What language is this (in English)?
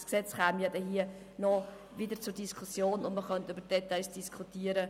Swiss German